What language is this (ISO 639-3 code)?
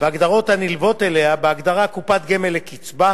heb